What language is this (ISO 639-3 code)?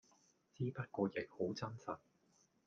yue